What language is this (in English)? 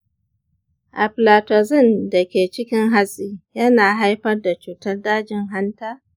Hausa